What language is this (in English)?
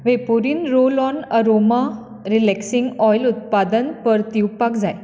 Konkani